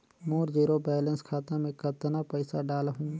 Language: Chhattisgarhi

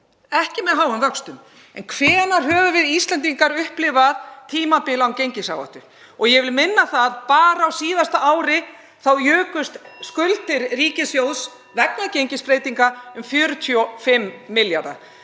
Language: Icelandic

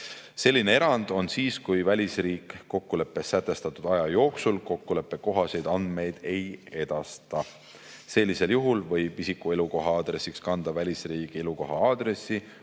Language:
Estonian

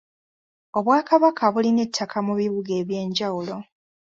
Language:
Ganda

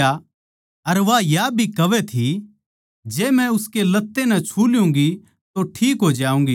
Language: Haryanvi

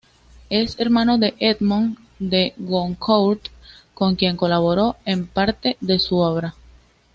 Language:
Spanish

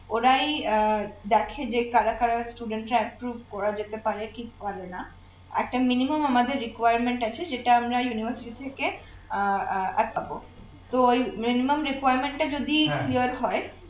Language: Bangla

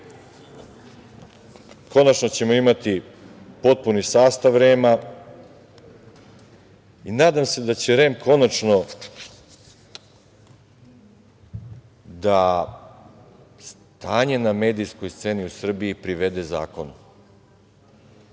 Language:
Serbian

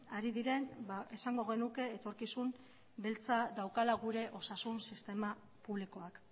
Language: Basque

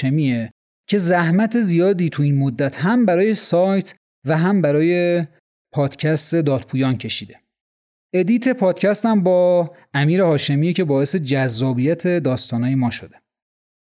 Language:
Persian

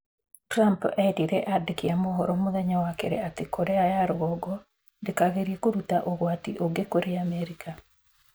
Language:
Kikuyu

